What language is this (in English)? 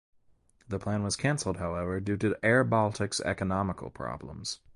English